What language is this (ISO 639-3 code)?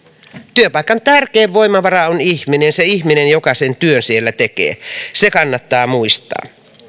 fin